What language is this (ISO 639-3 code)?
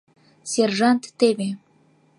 chm